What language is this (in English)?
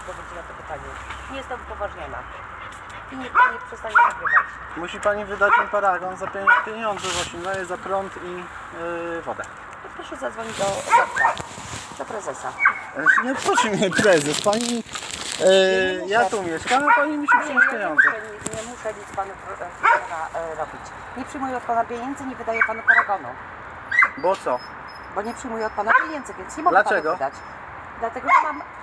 Polish